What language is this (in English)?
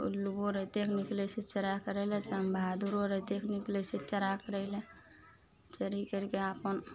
Maithili